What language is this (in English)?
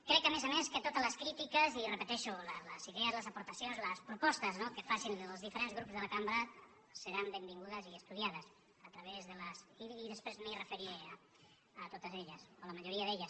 Catalan